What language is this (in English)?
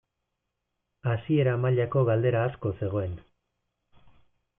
Basque